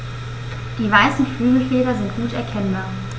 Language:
German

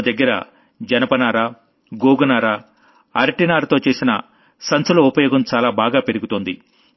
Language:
Telugu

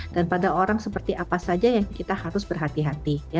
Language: Indonesian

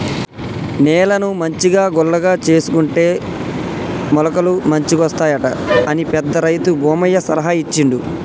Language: Telugu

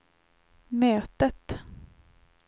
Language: Swedish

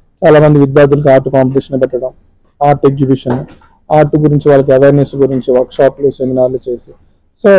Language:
Telugu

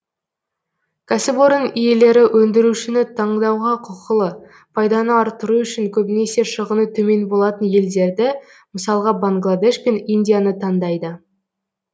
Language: Kazakh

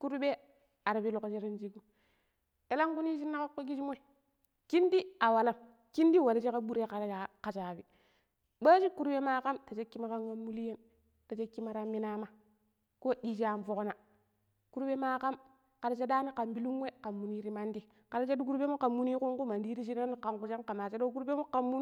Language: Pero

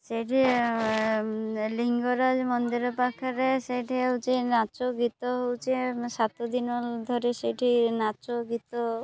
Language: Odia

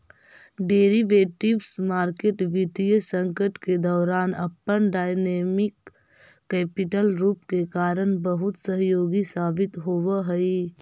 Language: Magahi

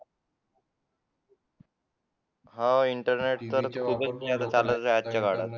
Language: Marathi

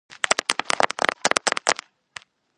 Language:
Georgian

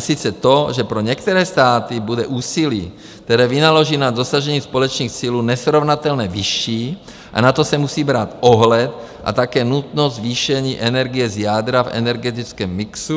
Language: Czech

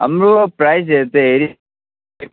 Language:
Nepali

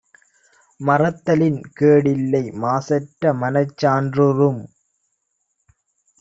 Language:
Tamil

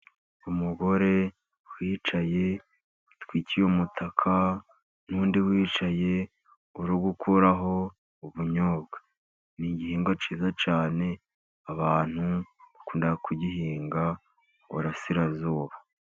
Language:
Kinyarwanda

